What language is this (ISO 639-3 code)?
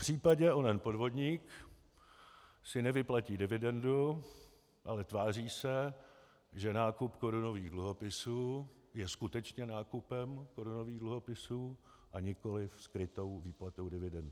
ces